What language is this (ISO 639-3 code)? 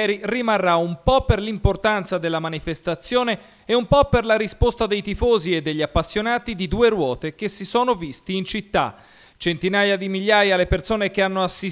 ita